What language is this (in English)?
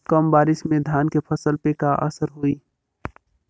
Bhojpuri